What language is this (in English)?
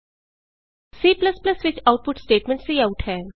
Punjabi